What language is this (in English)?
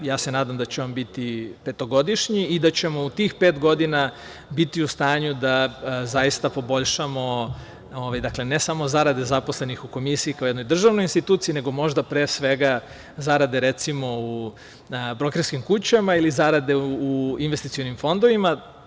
Serbian